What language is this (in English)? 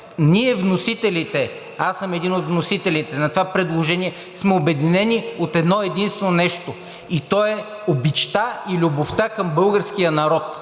Bulgarian